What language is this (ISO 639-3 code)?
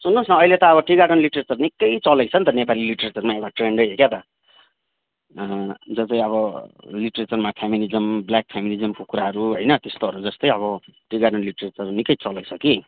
nep